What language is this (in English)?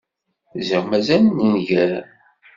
Kabyle